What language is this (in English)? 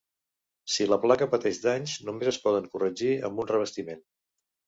Catalan